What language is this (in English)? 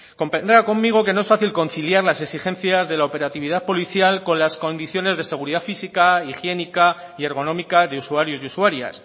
Spanish